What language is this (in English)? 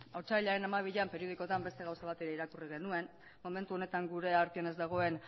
Basque